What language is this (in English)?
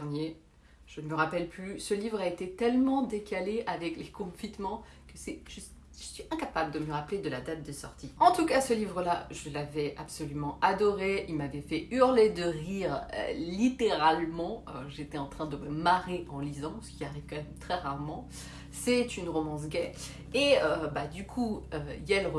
French